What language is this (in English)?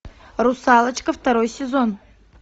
Russian